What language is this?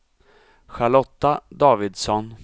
Swedish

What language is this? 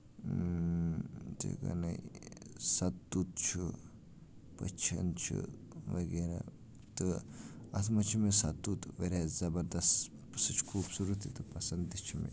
Kashmiri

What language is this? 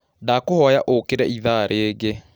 Kikuyu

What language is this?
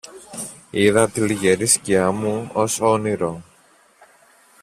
Greek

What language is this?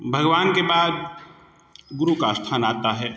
Hindi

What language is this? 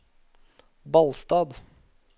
Norwegian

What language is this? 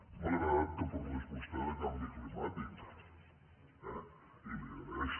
Catalan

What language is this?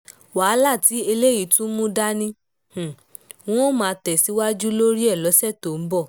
Yoruba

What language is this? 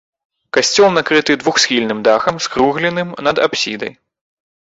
Belarusian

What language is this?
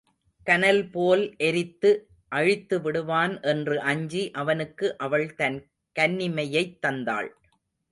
Tamil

